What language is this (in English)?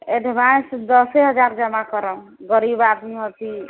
Maithili